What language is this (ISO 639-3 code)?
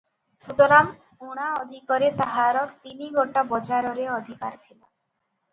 ori